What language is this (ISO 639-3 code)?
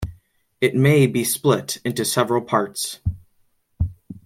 eng